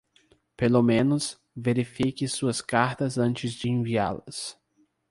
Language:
Portuguese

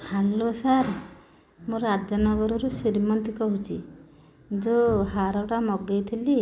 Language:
Odia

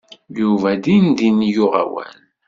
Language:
Kabyle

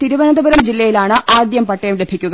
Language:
Malayalam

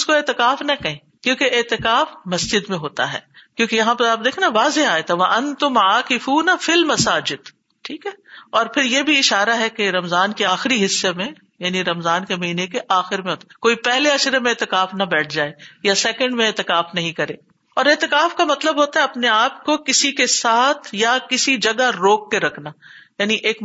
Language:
Urdu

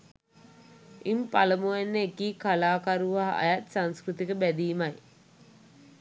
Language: Sinhala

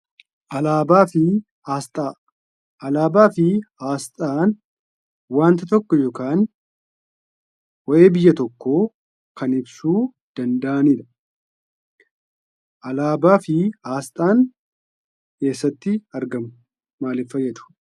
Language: Oromo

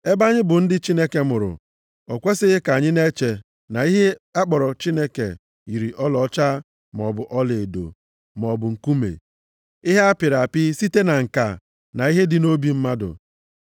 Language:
Igbo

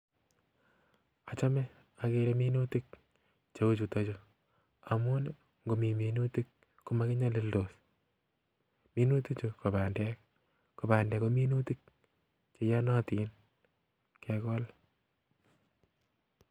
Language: Kalenjin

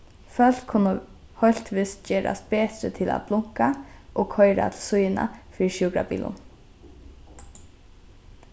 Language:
Faroese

